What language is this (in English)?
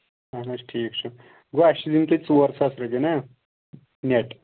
Kashmiri